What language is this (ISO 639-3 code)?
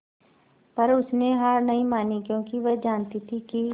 hin